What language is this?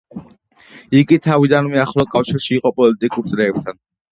Georgian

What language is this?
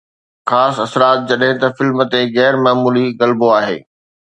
Sindhi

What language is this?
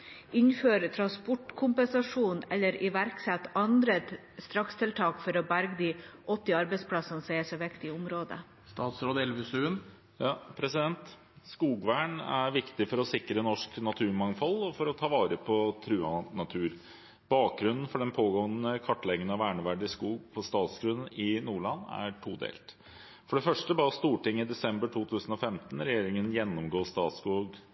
Norwegian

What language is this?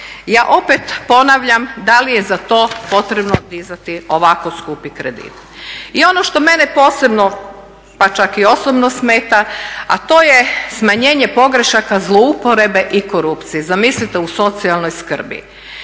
Croatian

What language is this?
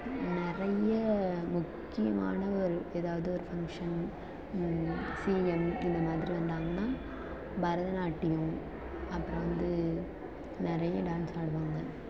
Tamil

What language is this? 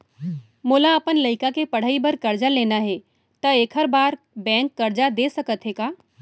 Chhattisgarhi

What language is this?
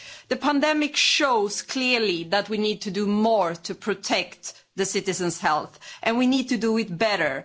English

